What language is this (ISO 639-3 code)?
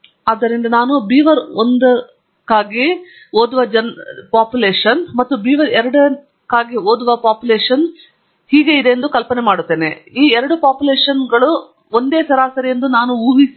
kan